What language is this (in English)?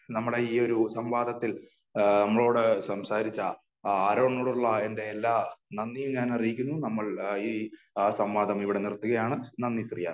Malayalam